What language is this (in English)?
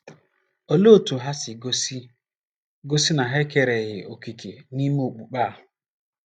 Igbo